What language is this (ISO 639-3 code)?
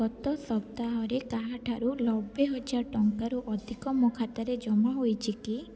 ori